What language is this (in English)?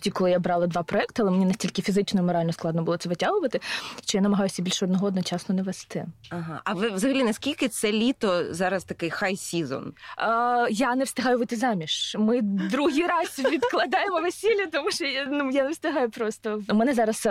Russian